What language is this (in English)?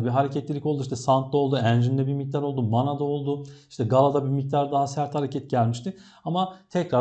Turkish